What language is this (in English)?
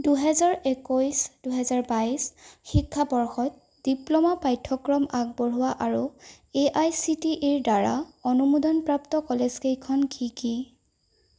Assamese